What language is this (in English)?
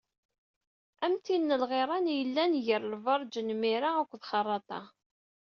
Kabyle